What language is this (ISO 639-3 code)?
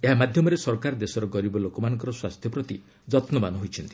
ori